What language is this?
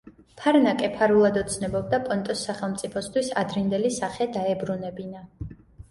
Georgian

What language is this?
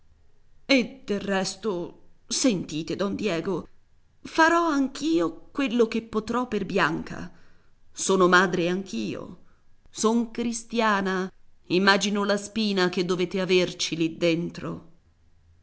Italian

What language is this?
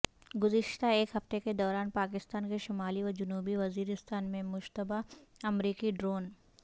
Urdu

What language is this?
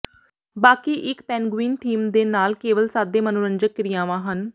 Punjabi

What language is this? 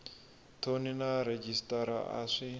Tsonga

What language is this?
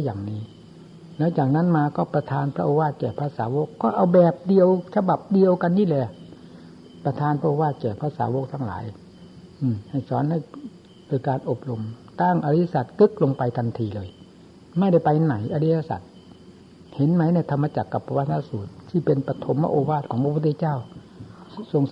Thai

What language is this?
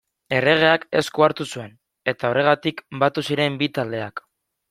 Basque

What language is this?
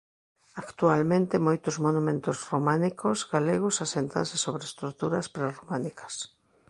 Galician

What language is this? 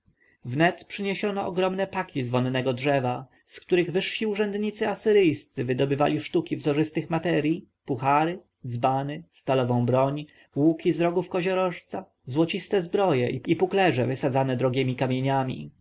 Polish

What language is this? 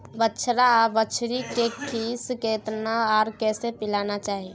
Maithili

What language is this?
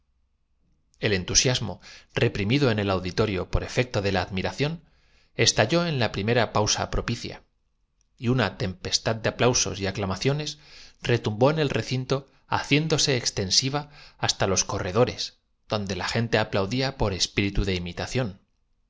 Spanish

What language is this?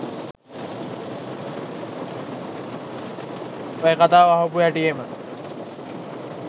Sinhala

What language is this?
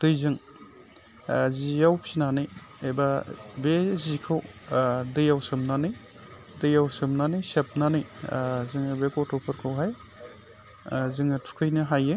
Bodo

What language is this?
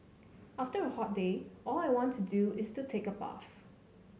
English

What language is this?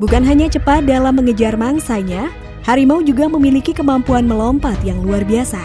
Indonesian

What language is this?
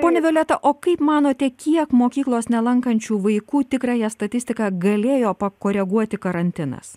Lithuanian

